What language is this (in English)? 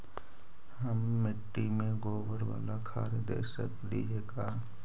Magahi